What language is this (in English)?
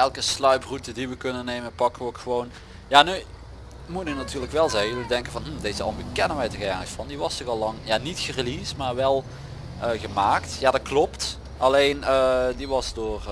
Dutch